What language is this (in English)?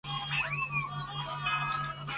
Chinese